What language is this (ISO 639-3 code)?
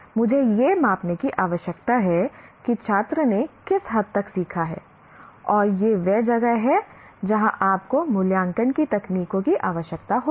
hin